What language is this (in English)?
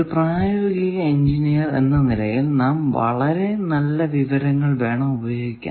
Malayalam